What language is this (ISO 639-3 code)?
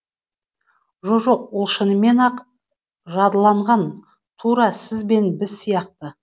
kaz